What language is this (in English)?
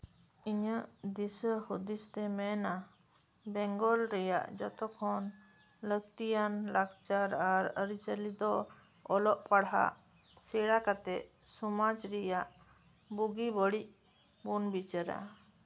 Santali